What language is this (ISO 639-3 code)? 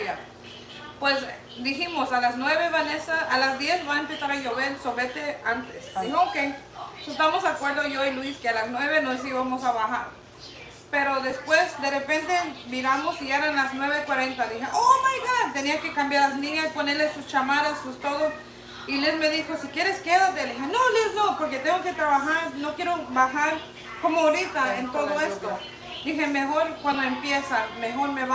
spa